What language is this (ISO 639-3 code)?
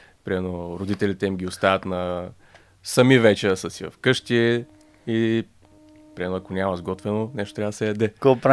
bul